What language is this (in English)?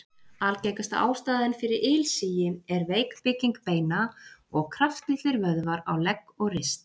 Icelandic